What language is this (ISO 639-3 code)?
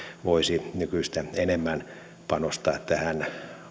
fin